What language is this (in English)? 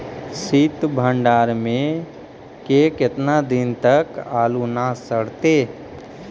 Magahi